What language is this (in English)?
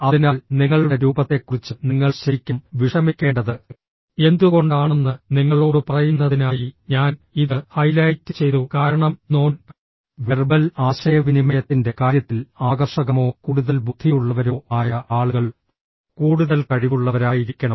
Malayalam